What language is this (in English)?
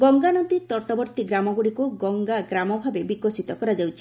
Odia